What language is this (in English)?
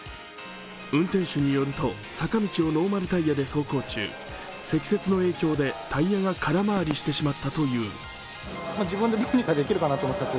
Japanese